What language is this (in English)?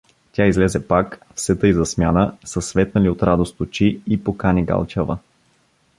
Bulgarian